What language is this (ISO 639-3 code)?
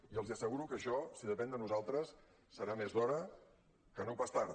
cat